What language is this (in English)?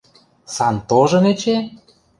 Western Mari